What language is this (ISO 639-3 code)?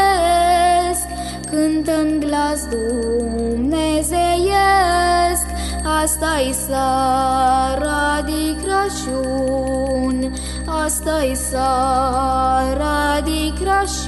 ron